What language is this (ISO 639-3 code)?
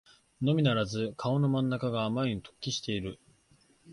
jpn